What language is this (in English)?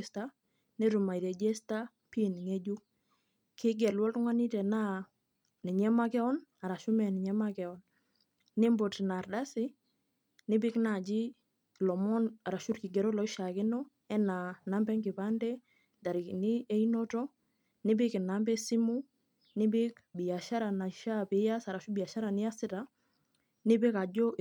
Masai